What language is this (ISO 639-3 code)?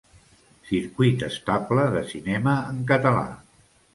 cat